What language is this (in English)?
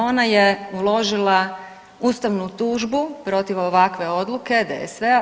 Croatian